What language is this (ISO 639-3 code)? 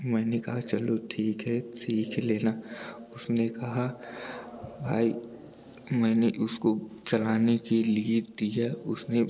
hin